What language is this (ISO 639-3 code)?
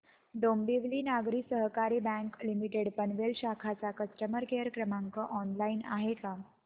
mar